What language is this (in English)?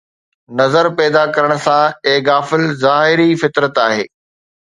Sindhi